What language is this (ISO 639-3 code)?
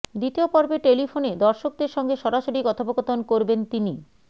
ben